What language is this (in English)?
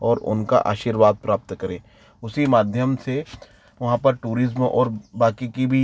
Hindi